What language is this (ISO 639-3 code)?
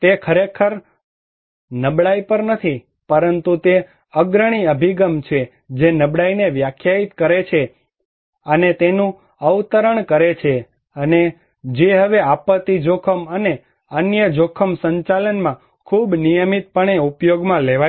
guj